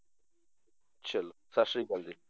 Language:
Punjabi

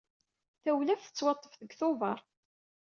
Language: Kabyle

